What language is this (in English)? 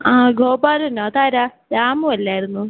Malayalam